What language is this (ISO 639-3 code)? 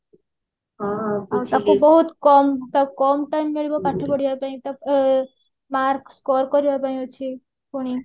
ori